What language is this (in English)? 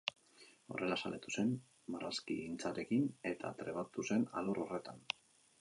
Basque